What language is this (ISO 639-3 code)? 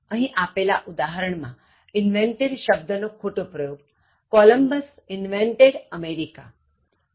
guj